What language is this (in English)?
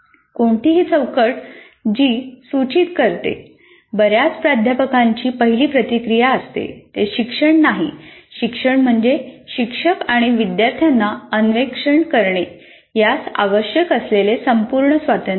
Marathi